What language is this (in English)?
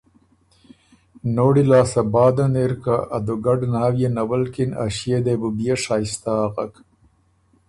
Ormuri